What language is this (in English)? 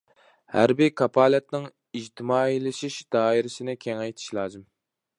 Uyghur